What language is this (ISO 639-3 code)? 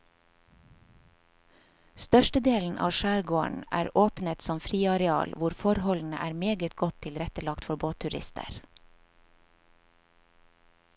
nor